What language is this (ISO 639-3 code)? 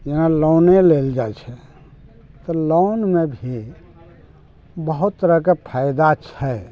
mai